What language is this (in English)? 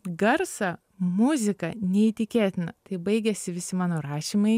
Lithuanian